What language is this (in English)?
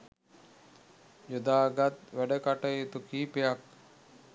Sinhala